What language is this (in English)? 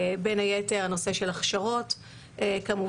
Hebrew